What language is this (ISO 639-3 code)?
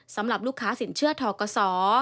tha